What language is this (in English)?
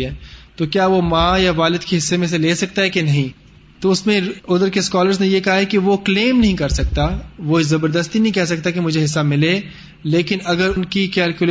Urdu